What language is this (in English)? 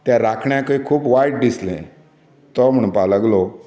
Konkani